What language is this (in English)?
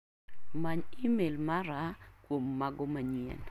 Luo (Kenya and Tanzania)